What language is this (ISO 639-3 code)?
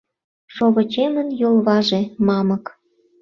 chm